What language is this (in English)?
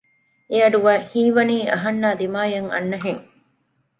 Divehi